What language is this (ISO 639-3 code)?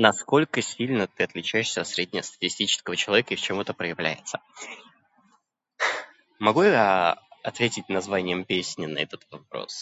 rus